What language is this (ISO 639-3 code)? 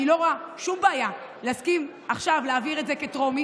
heb